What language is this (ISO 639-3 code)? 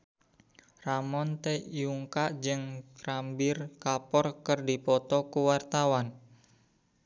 sun